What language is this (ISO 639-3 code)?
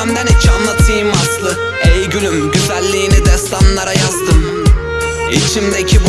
tur